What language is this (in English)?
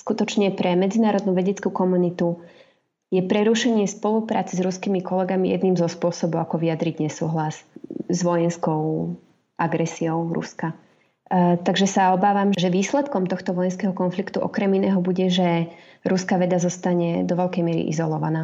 Slovak